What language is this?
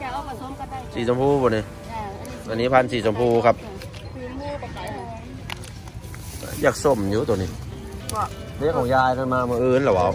Thai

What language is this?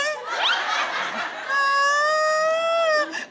Thai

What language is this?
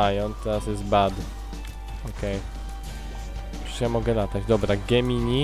Polish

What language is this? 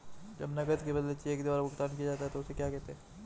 Hindi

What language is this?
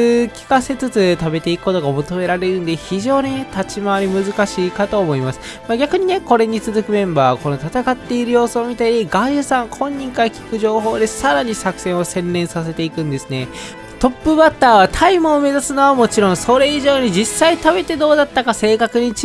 Japanese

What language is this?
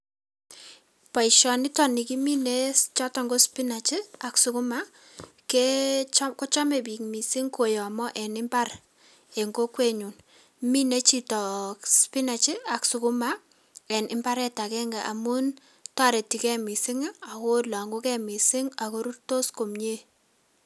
Kalenjin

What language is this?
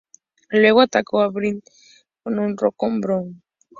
Spanish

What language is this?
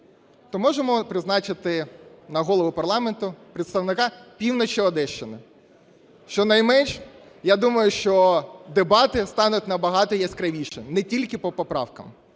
Ukrainian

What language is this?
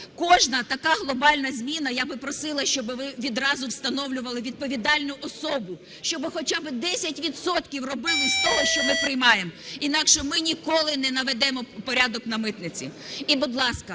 Ukrainian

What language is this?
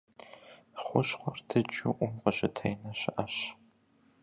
Kabardian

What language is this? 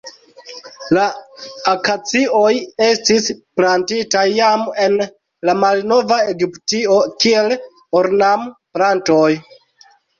Esperanto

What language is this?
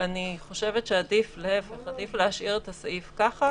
Hebrew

